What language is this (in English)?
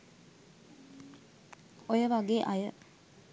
Sinhala